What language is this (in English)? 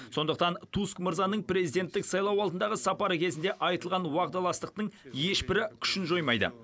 Kazakh